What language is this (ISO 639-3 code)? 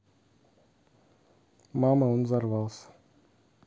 rus